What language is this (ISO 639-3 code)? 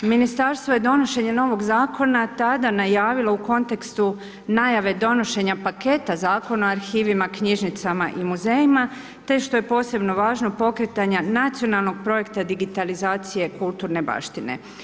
hrv